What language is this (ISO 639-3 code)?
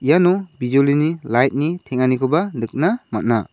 grt